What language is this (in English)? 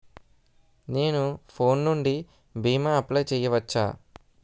Telugu